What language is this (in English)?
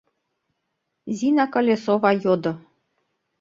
Mari